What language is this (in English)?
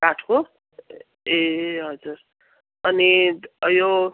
Nepali